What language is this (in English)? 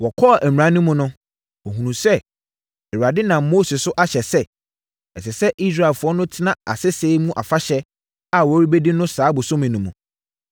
Akan